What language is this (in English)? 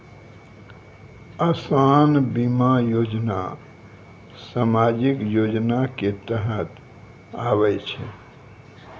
Maithili